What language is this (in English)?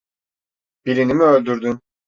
Turkish